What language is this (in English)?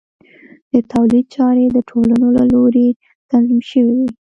Pashto